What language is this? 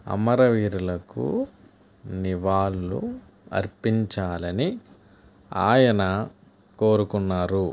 Telugu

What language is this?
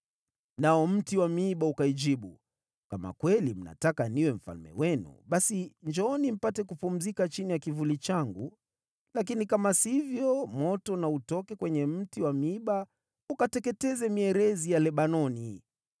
Swahili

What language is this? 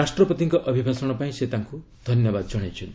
Odia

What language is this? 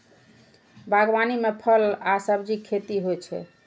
Maithili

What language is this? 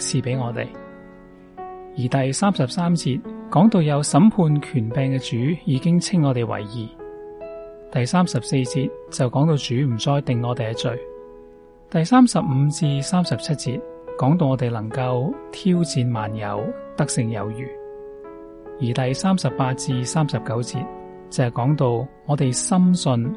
Chinese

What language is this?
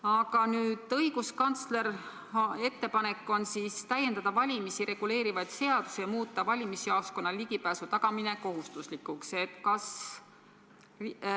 Estonian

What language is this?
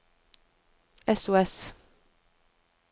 Norwegian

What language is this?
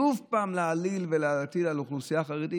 Hebrew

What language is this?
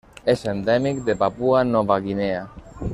Catalan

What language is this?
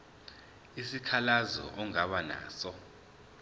Zulu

